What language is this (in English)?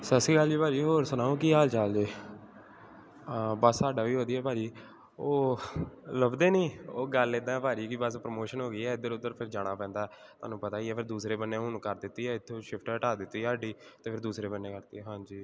Punjabi